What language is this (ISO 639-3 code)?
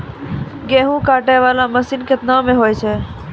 mai